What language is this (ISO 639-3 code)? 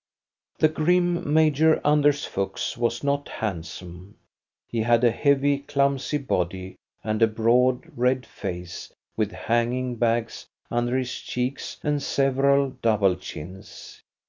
eng